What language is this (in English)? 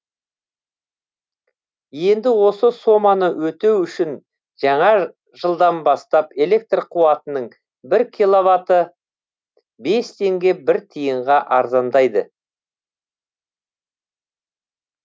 Kazakh